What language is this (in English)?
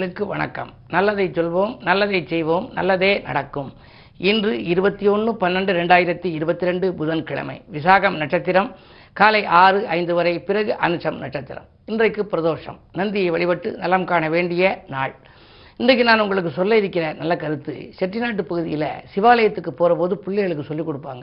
Tamil